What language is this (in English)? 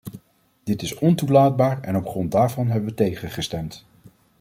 Dutch